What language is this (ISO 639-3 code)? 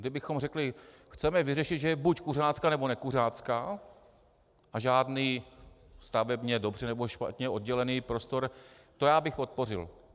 ces